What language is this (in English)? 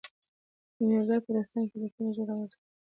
Pashto